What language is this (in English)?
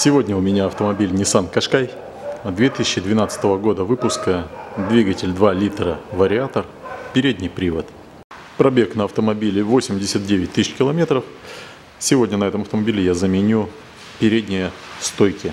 Russian